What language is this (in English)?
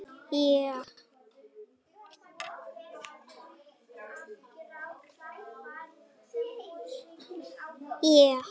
Icelandic